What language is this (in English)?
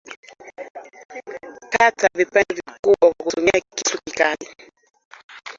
Swahili